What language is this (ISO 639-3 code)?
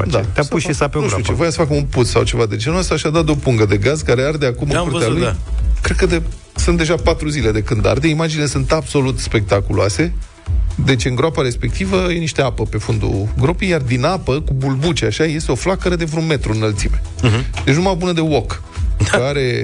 ron